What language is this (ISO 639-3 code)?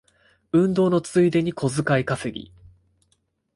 jpn